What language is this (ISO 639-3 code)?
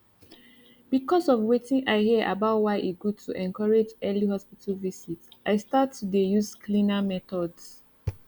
pcm